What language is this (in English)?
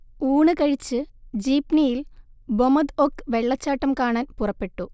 Malayalam